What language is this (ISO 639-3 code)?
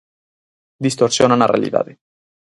glg